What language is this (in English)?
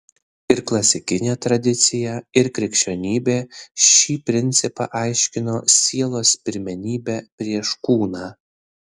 Lithuanian